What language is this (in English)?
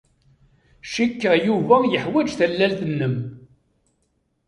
Kabyle